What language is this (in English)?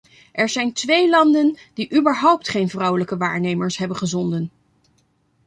Dutch